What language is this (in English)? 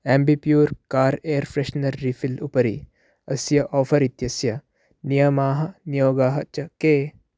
Sanskrit